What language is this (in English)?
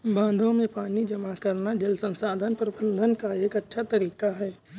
Hindi